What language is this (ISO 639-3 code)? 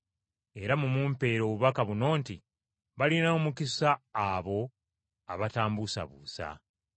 lug